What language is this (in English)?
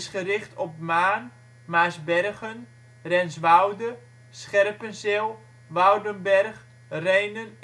Dutch